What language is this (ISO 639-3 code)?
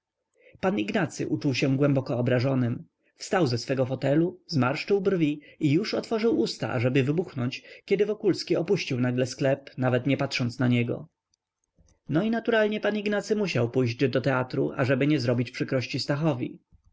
pol